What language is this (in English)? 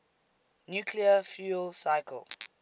English